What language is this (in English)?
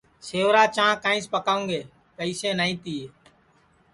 Sansi